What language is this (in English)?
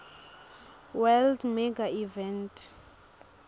Swati